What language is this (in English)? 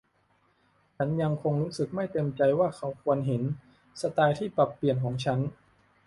Thai